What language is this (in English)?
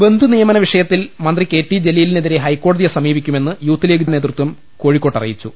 Malayalam